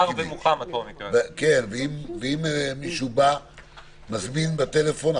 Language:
Hebrew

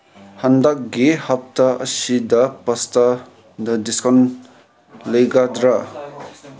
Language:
Manipuri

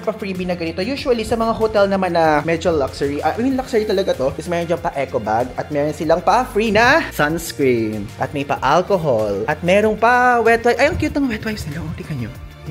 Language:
Filipino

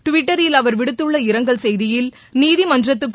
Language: Tamil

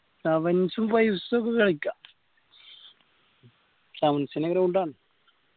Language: Malayalam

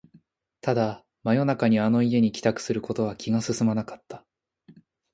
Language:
Japanese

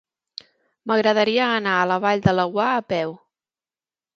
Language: Catalan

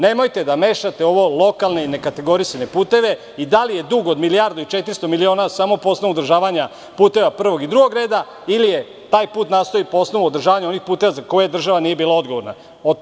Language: Serbian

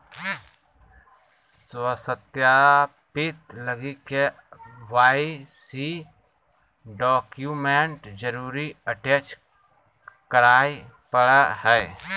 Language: Magahi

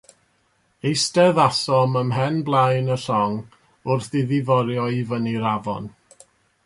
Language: Welsh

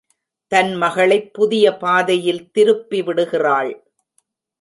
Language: Tamil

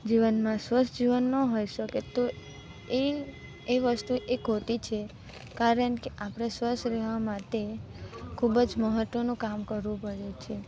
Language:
Gujarati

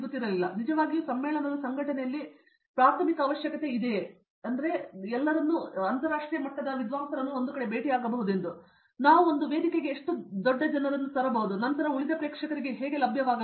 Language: Kannada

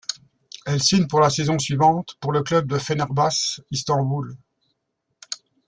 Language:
French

